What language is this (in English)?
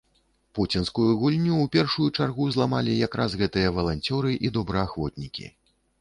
Belarusian